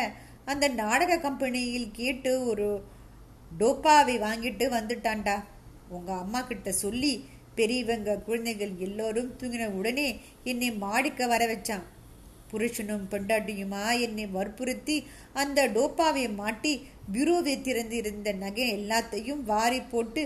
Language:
Tamil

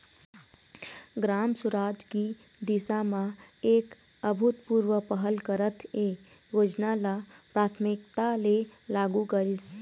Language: Chhattisgarhi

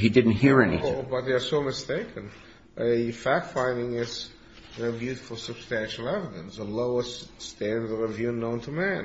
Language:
English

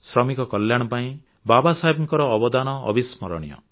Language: Odia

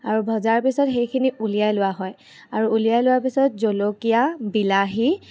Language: Assamese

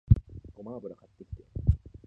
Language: Japanese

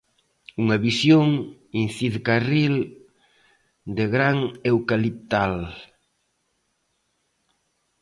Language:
Galician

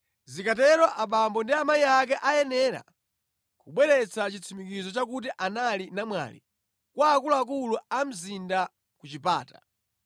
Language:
Nyanja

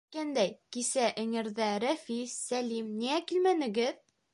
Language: Bashkir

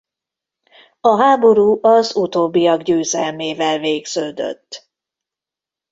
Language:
Hungarian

